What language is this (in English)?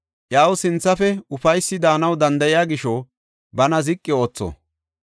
Gofa